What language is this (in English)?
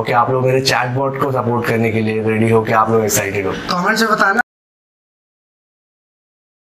Hindi